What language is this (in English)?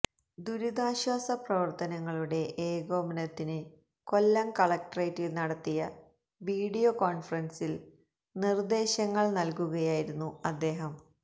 Malayalam